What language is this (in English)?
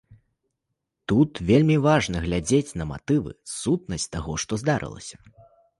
Belarusian